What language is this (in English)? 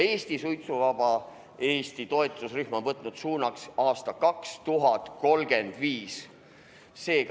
Estonian